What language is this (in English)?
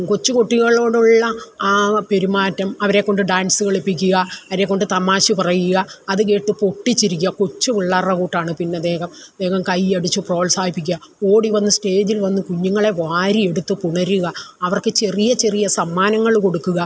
Malayalam